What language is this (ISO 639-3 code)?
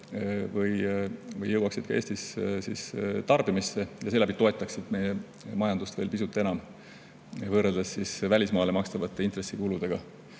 est